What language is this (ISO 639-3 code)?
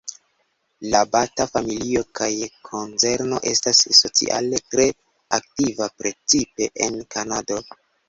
epo